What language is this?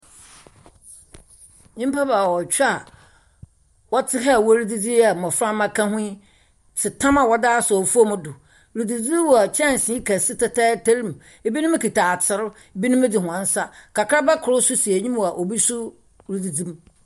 Akan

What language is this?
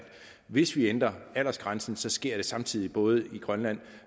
Danish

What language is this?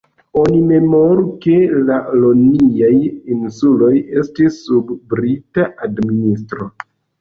Esperanto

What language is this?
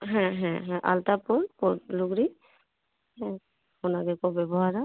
Santali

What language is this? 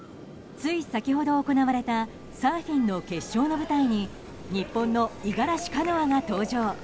Japanese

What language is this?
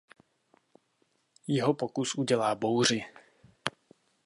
Czech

